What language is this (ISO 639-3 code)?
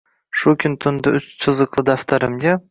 uzb